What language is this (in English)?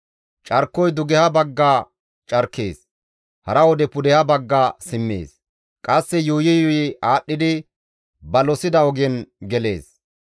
Gamo